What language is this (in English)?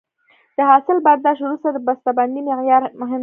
Pashto